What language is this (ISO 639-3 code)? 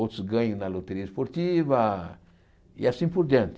por